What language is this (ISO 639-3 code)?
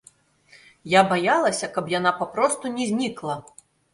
bel